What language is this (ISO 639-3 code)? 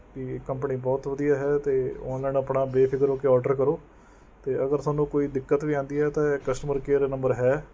pan